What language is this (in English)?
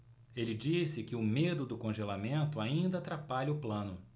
Portuguese